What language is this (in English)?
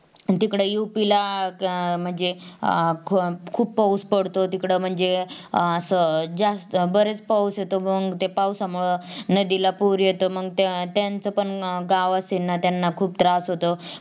Marathi